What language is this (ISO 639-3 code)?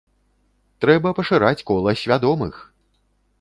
bel